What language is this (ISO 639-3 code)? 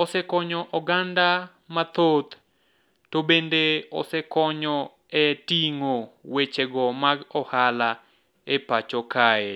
luo